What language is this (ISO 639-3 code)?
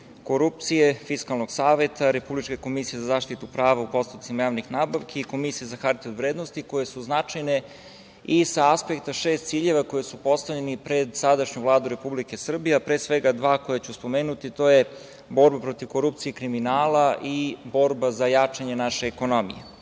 srp